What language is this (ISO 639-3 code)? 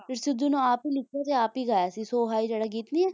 pan